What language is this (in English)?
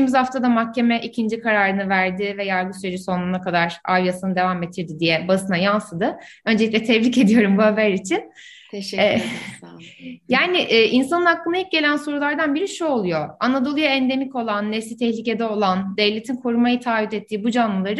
Turkish